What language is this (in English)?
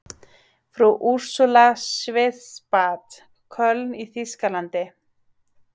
Icelandic